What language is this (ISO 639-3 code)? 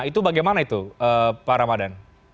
ind